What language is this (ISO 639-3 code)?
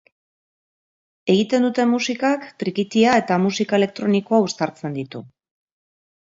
eus